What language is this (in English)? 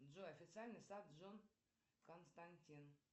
Russian